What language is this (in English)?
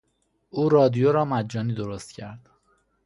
Persian